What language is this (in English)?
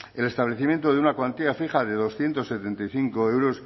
Spanish